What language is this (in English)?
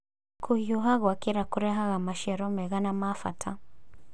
Kikuyu